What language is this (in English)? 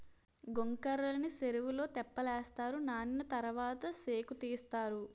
Telugu